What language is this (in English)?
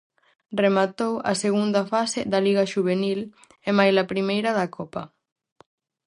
Galician